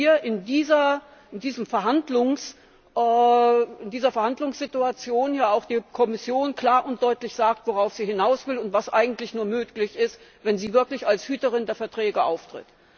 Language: German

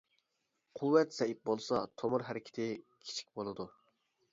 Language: Uyghur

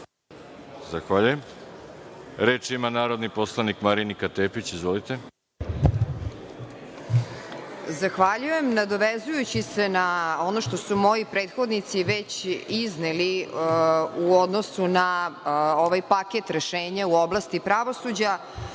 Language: Serbian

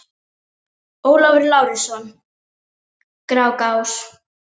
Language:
Icelandic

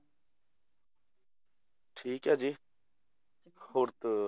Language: Punjabi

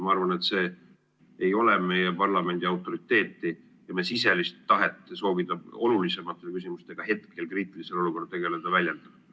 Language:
Estonian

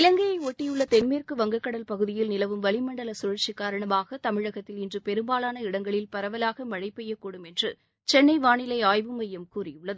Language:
Tamil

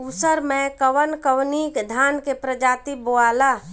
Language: Bhojpuri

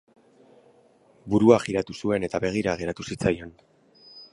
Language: Basque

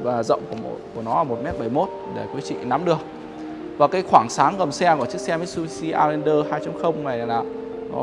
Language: Vietnamese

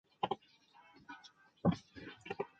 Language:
Chinese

